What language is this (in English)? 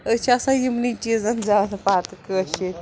Kashmiri